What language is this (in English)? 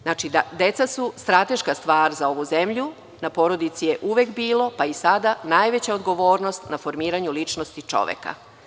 Serbian